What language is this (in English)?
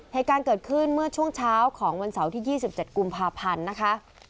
Thai